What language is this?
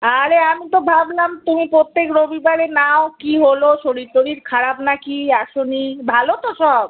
Bangla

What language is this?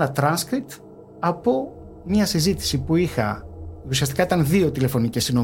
Greek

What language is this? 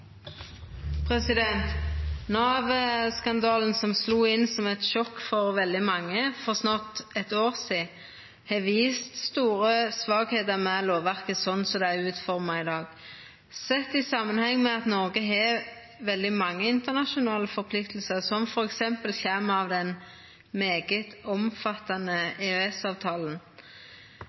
Norwegian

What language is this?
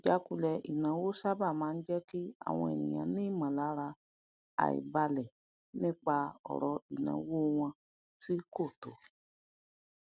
Yoruba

